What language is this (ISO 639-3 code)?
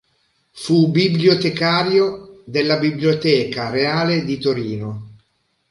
ita